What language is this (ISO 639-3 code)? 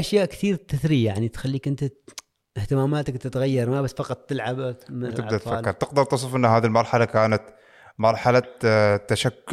ara